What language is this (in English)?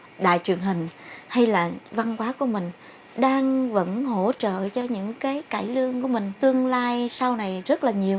Vietnamese